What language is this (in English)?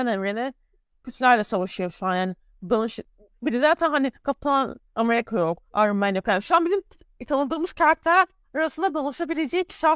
Turkish